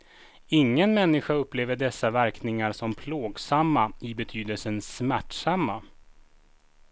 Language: Swedish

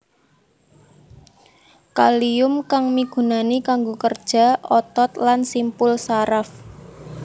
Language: Javanese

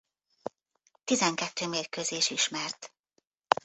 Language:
Hungarian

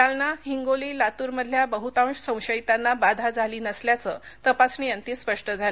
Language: Marathi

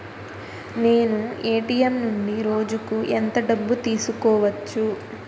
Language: Telugu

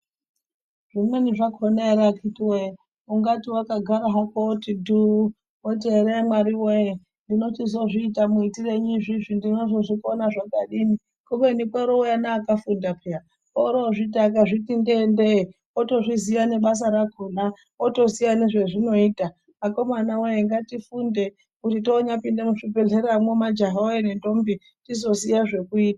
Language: Ndau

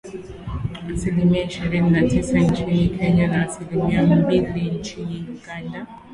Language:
Swahili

